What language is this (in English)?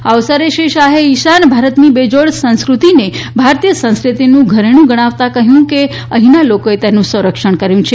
Gujarati